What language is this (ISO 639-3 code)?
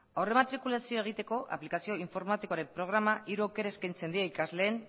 eus